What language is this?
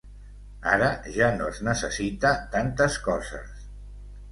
Catalan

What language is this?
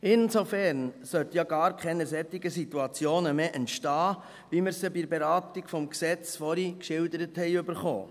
Swiss German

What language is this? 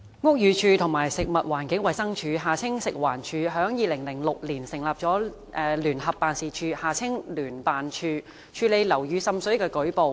Cantonese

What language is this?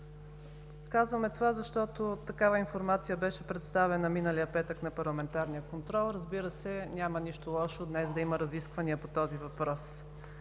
Bulgarian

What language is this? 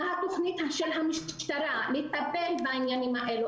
Hebrew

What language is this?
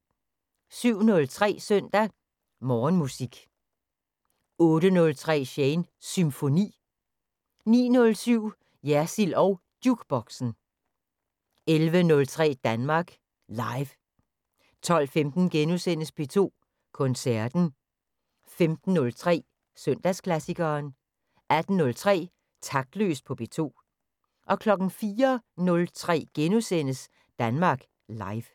Danish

